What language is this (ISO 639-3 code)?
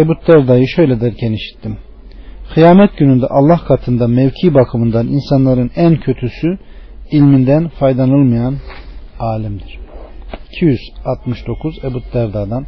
tur